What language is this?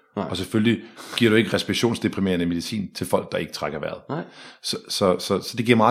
Danish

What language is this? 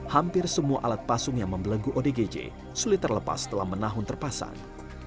Indonesian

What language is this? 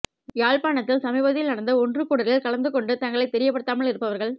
Tamil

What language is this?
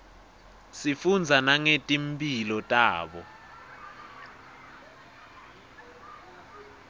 Swati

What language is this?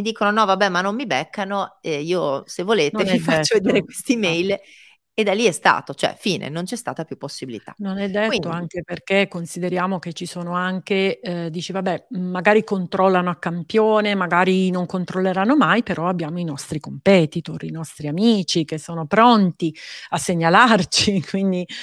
Italian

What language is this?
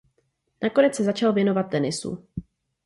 Czech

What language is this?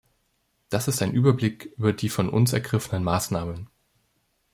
German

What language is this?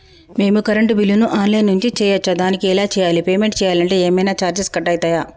Telugu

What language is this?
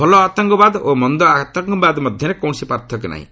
Odia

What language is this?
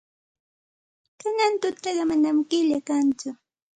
Santa Ana de Tusi Pasco Quechua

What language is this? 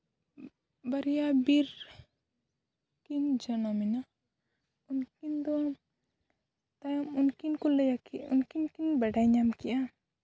Santali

